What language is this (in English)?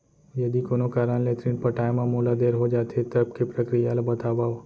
Chhattisgarhi